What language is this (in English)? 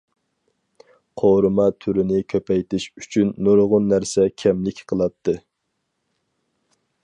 Uyghur